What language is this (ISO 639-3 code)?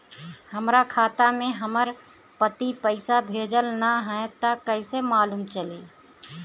bho